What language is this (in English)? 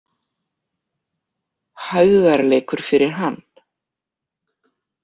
Icelandic